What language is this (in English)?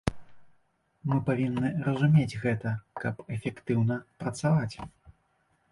Belarusian